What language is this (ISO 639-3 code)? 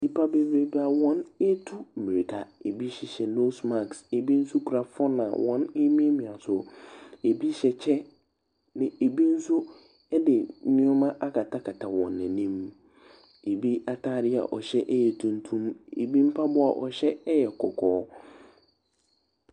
aka